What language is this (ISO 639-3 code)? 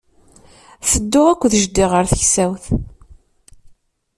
kab